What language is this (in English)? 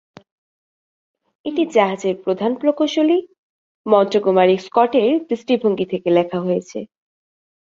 Bangla